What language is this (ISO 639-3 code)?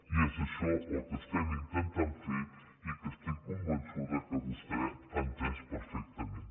cat